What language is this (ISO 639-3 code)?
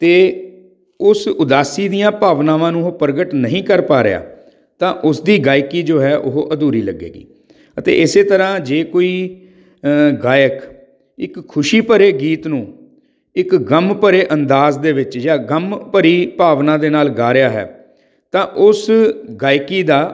pan